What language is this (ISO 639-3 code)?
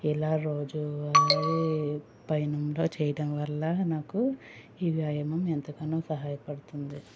tel